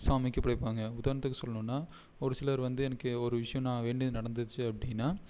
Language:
Tamil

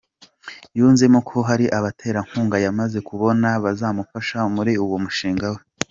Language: Kinyarwanda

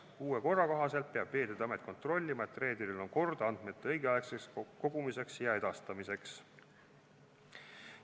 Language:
Estonian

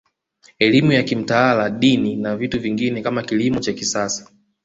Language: Swahili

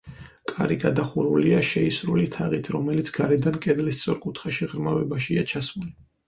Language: Georgian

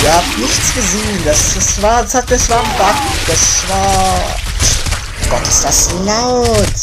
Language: German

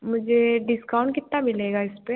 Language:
Hindi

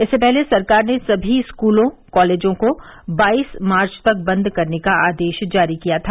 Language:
Hindi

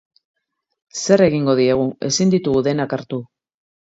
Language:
Basque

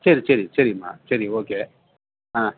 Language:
Tamil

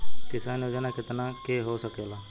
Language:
Bhojpuri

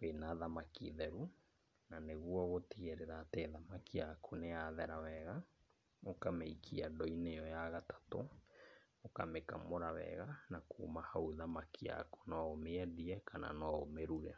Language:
Kikuyu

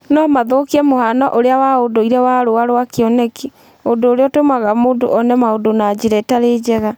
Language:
Kikuyu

